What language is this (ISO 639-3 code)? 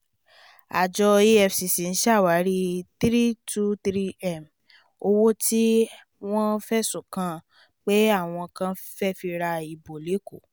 yor